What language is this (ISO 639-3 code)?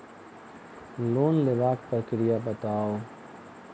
mai